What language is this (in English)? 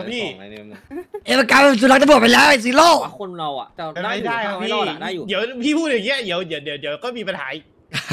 Thai